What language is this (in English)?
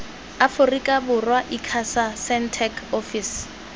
Tswana